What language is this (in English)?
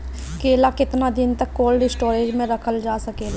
Bhojpuri